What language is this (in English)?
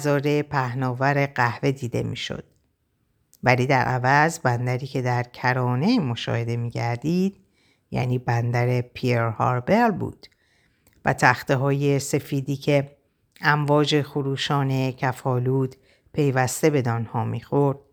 Persian